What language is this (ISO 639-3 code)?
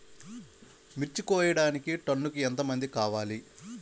tel